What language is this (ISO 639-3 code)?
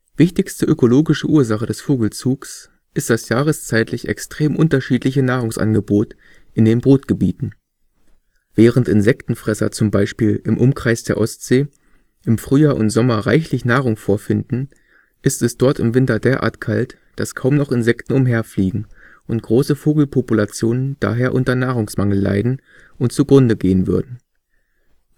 deu